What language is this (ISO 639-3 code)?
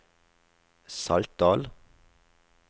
nor